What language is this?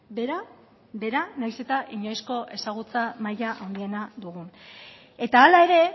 Basque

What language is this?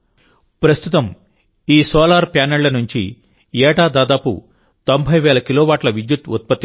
Telugu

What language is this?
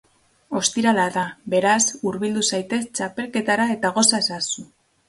Basque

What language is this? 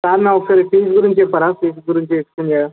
Telugu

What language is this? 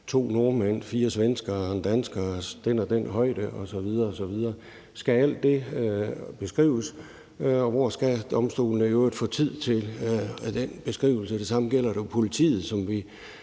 Danish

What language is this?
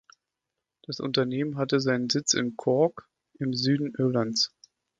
German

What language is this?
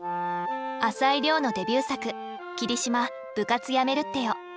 Japanese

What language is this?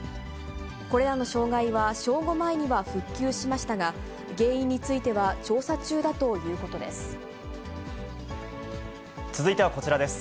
Japanese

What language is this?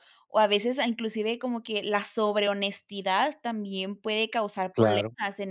Spanish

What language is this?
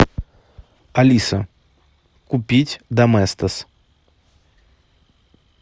Russian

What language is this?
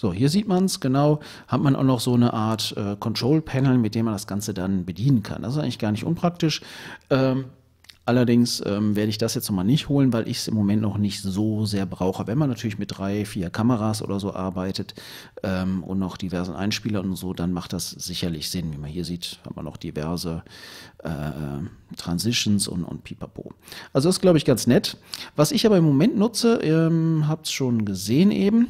German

